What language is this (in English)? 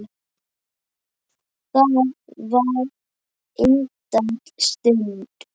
Icelandic